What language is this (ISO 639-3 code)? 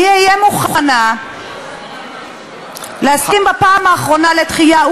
heb